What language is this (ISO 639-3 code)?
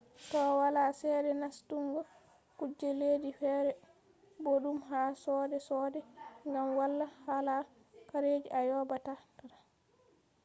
ful